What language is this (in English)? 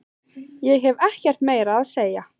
Icelandic